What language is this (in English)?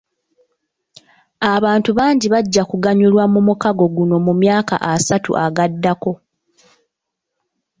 Ganda